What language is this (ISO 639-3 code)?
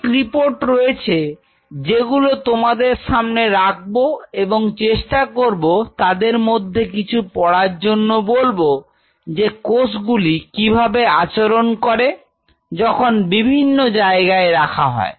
ben